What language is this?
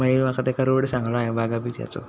Konkani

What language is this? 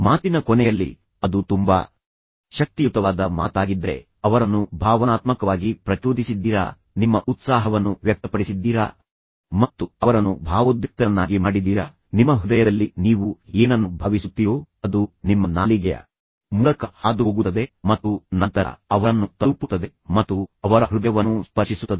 Kannada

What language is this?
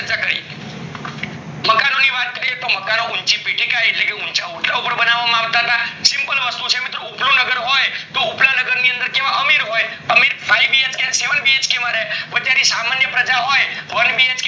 Gujarati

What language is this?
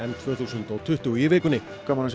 Icelandic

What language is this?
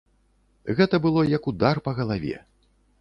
Belarusian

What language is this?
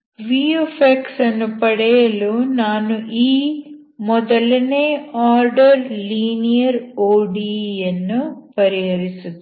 Kannada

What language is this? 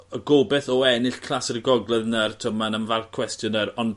Welsh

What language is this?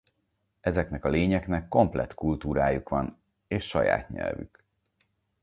Hungarian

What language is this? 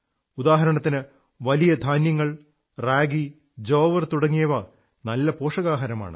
Malayalam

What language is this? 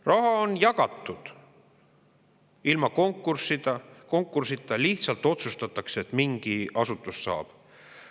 Estonian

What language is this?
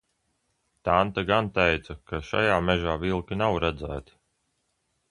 Latvian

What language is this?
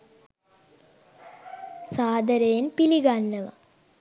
Sinhala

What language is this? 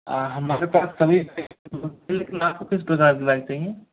Hindi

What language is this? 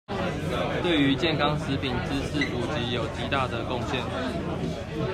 Chinese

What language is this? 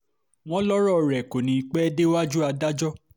Yoruba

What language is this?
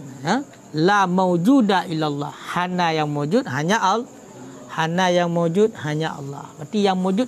Malay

